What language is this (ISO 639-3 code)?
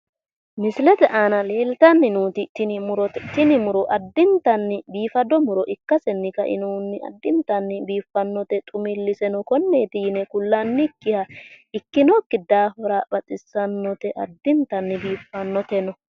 sid